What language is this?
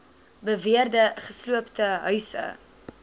Afrikaans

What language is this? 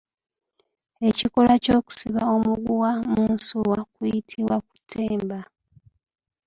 Ganda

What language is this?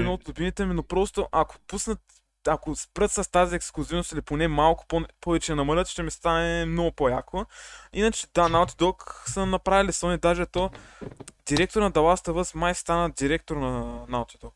Bulgarian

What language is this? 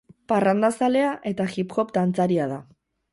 Basque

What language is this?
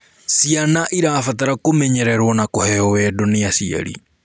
Kikuyu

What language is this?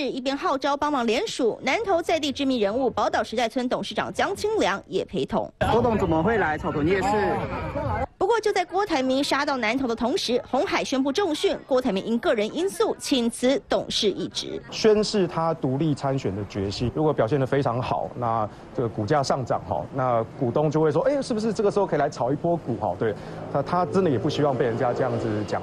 Chinese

